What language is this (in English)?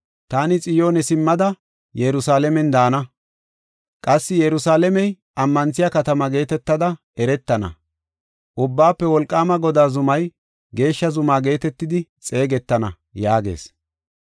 Gofa